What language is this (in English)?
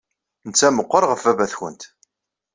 Kabyle